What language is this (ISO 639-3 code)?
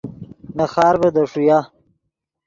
ydg